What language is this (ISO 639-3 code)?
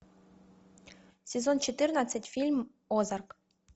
rus